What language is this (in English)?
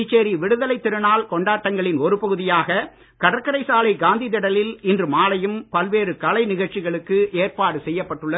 Tamil